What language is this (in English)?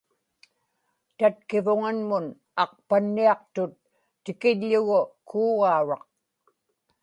Inupiaq